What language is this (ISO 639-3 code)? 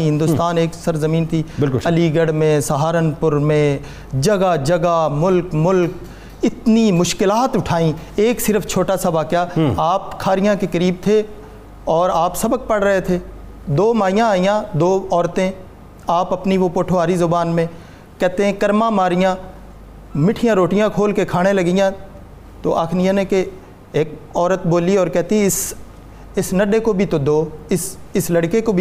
urd